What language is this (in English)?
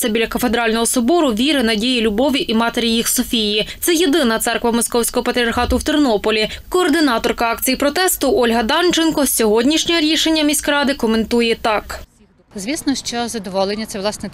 Ukrainian